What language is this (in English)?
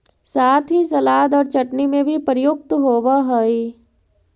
Magahi